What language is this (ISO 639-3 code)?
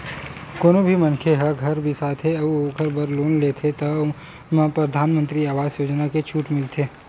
hne